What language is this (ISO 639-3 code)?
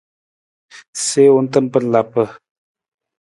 nmz